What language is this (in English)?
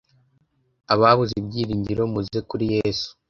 Kinyarwanda